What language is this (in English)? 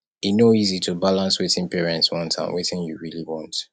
Nigerian Pidgin